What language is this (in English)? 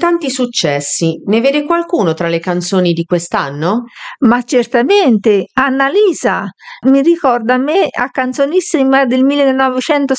Italian